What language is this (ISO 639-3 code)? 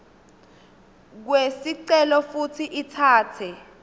ssw